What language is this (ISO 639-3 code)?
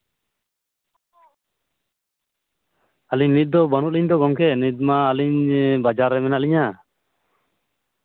sat